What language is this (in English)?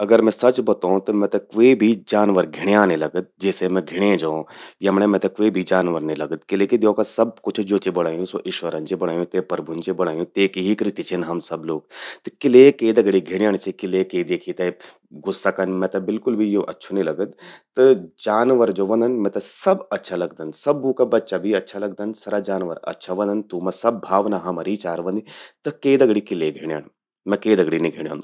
Garhwali